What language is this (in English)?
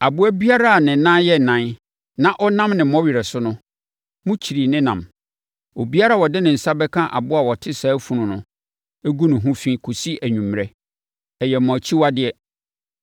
Akan